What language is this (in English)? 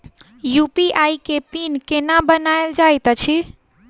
Maithili